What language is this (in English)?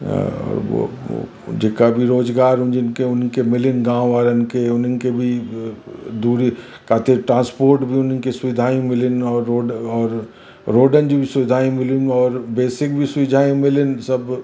Sindhi